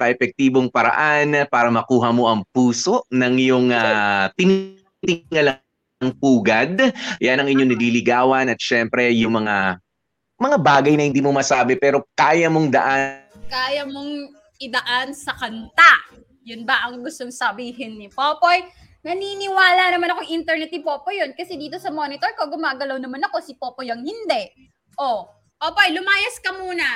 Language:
Filipino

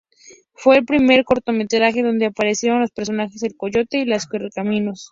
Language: Spanish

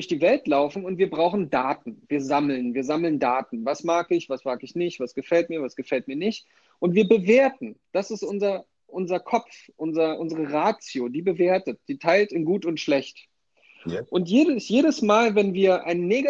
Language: German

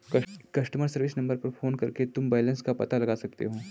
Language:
Hindi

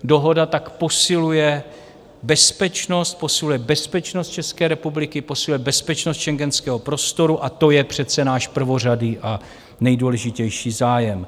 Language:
Czech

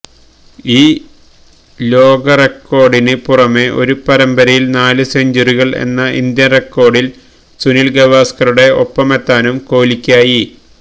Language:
Malayalam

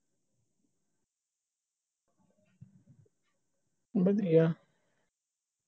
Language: Punjabi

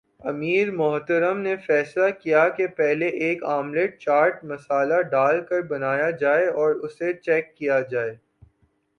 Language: Urdu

